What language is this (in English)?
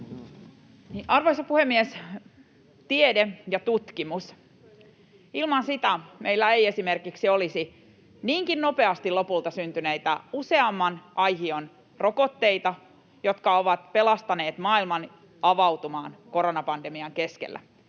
Finnish